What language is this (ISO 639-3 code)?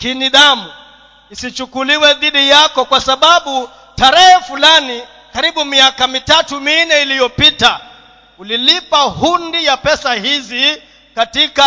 swa